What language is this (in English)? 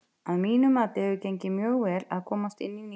Icelandic